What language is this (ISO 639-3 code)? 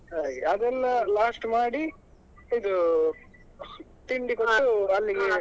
kan